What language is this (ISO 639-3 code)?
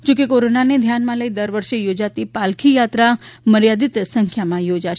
guj